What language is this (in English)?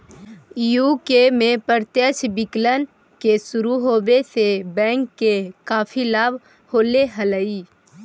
Magahi